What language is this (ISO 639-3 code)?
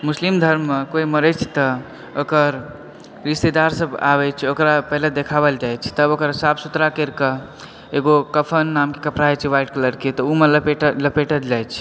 mai